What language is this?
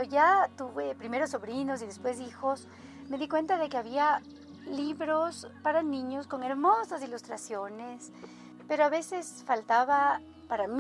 Spanish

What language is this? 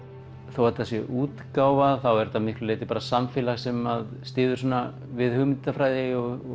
Icelandic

